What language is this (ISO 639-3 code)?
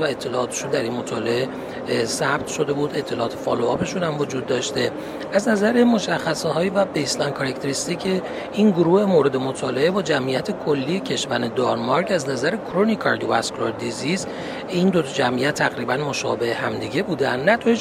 fas